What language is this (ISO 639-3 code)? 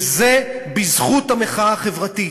heb